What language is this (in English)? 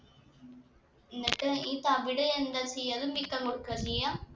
Malayalam